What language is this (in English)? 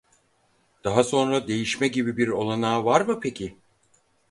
Turkish